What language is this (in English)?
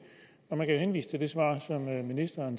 Danish